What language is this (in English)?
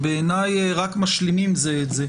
Hebrew